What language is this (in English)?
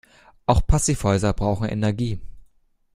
German